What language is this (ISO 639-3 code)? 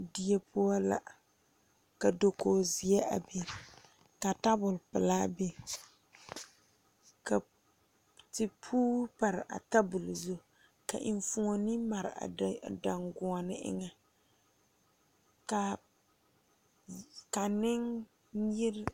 dga